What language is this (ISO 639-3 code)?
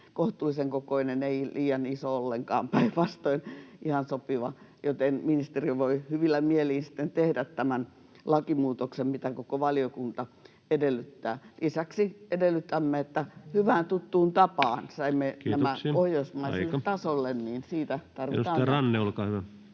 fin